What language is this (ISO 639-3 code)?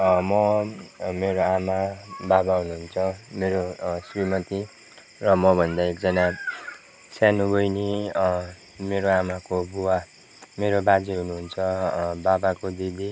nep